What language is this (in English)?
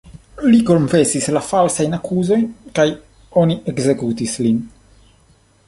Esperanto